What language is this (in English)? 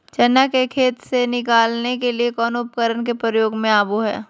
Magahi